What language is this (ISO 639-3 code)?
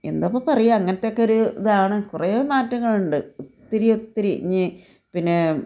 mal